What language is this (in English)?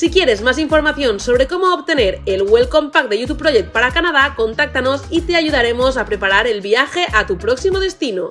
Spanish